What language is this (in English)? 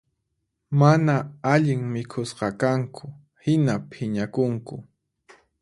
Puno Quechua